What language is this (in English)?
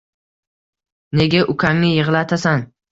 Uzbek